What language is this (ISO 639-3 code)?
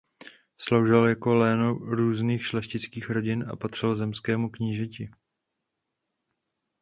ces